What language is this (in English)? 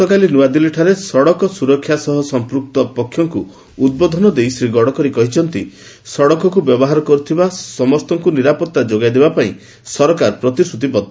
Odia